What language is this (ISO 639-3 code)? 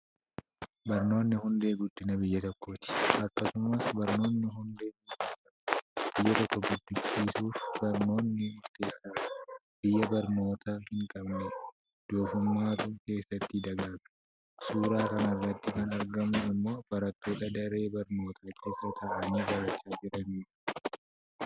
orm